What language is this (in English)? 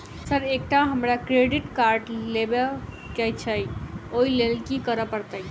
Maithili